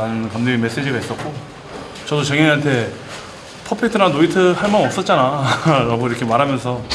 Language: Korean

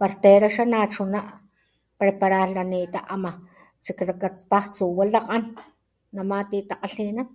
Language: Papantla Totonac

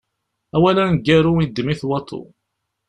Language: Kabyle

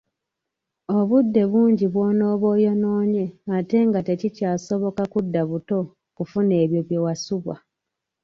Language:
Ganda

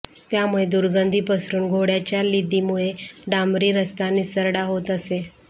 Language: Marathi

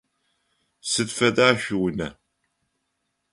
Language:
Adyghe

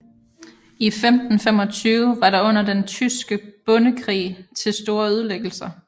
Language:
Danish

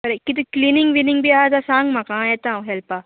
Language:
Konkani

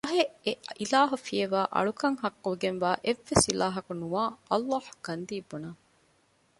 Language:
Divehi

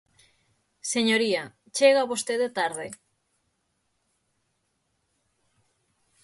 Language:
Galician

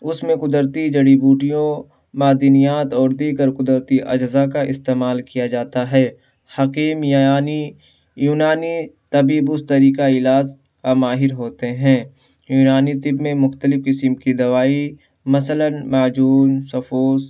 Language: Urdu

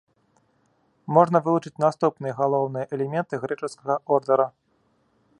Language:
Belarusian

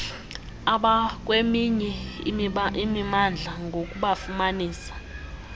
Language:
Xhosa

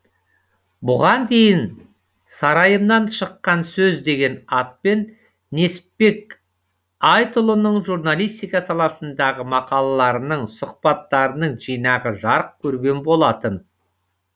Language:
Kazakh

